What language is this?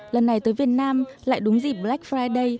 Vietnamese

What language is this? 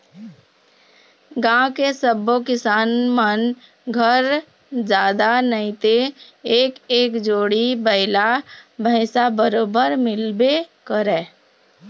Chhattisgarhi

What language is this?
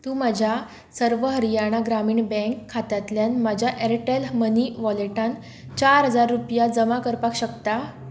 Konkani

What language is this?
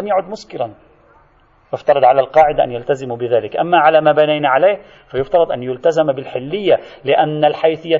Arabic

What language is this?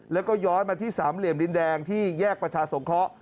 Thai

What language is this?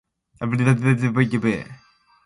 Borgu Fulfulde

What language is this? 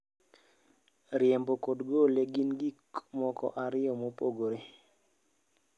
Luo (Kenya and Tanzania)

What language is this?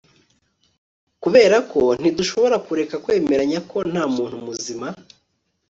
Kinyarwanda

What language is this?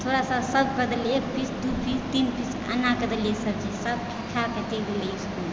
Maithili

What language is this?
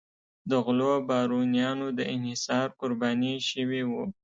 Pashto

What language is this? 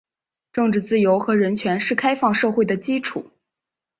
Chinese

